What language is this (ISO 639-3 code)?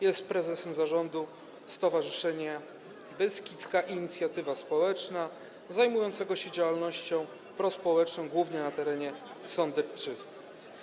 pol